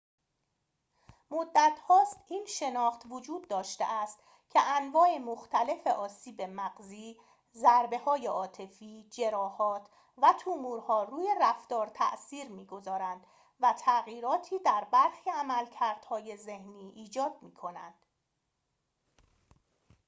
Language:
Persian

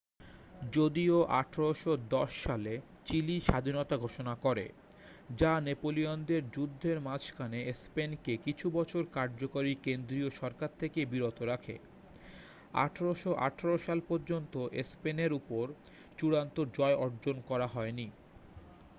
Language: Bangla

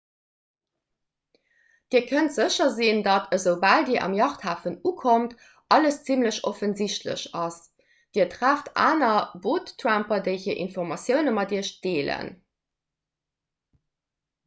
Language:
Luxembourgish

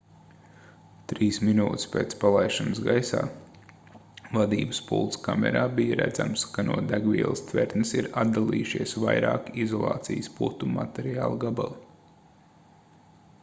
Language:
Latvian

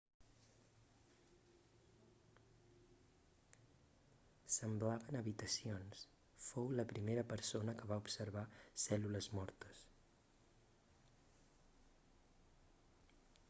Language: Catalan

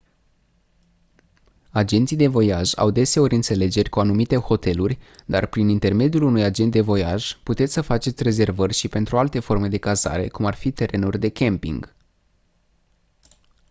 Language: Romanian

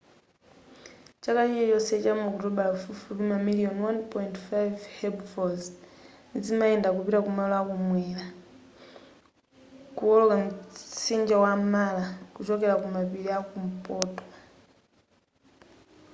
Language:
Nyanja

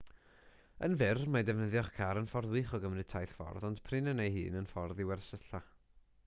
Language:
Welsh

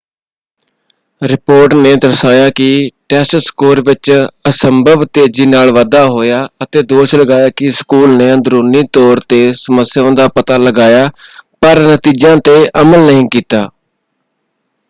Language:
Punjabi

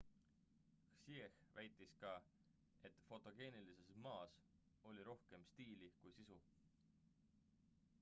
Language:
Estonian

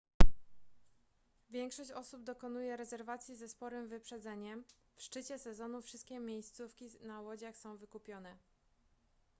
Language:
Polish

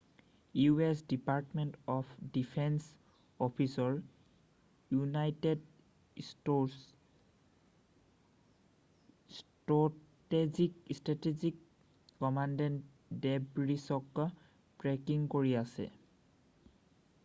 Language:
Assamese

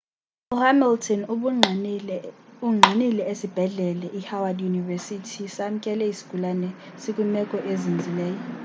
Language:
Xhosa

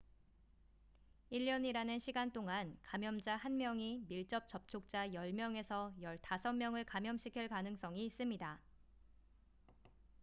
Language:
Korean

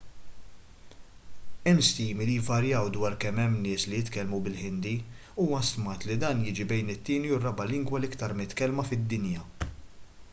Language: Maltese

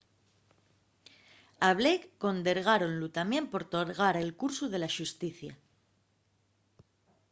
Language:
Asturian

